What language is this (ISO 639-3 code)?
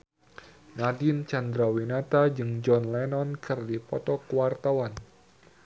sun